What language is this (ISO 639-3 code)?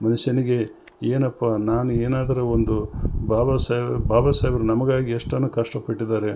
kan